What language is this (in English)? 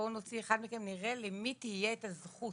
Hebrew